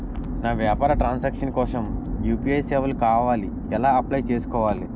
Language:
Telugu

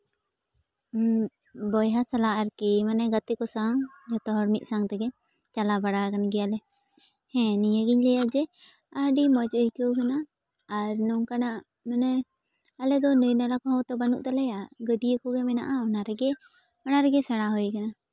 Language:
Santali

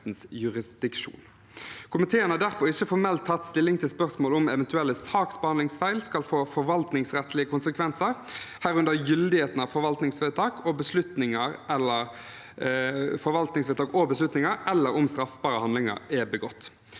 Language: Norwegian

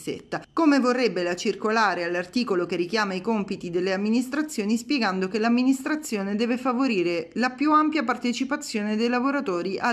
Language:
Italian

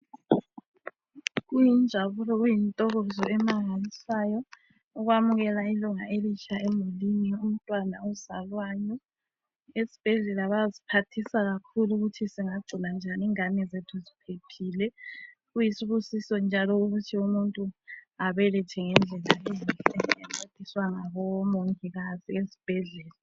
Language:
North Ndebele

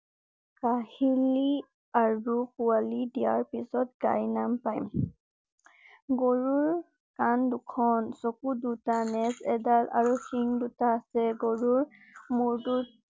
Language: Assamese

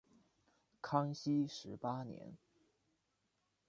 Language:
Chinese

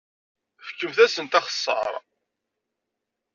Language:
Kabyle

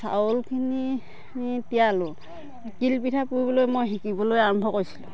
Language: Assamese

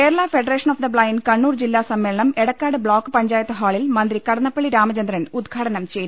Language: Malayalam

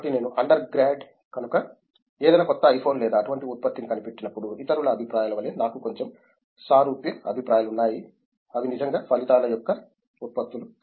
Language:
Telugu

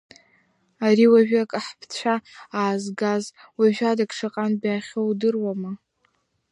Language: Abkhazian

